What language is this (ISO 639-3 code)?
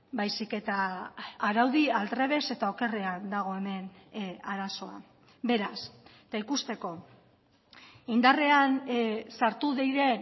eus